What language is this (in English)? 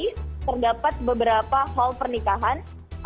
Indonesian